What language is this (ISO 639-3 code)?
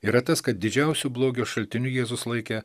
lit